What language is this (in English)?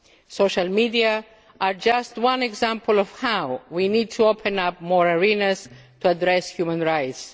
English